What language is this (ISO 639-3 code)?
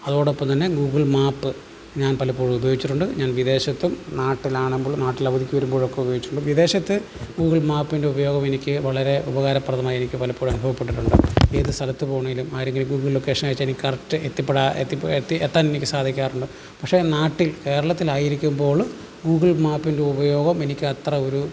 mal